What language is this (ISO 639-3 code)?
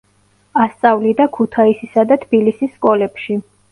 kat